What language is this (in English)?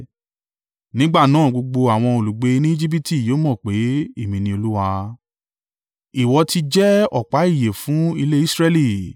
Yoruba